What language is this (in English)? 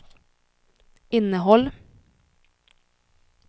Swedish